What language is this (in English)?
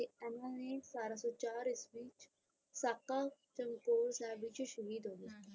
Punjabi